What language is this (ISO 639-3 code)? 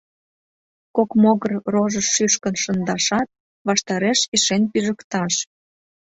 chm